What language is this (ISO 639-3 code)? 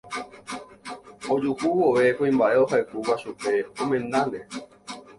grn